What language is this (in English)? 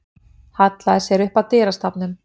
Icelandic